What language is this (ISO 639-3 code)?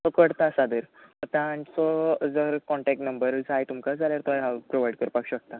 kok